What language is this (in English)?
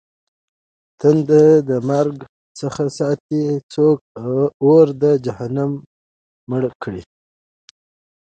Pashto